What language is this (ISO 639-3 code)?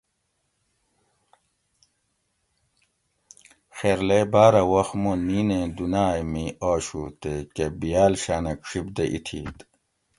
gwc